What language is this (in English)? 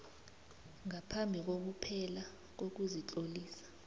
South Ndebele